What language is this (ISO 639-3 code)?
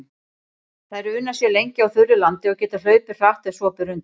isl